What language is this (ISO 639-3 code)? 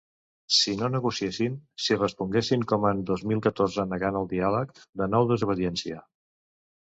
cat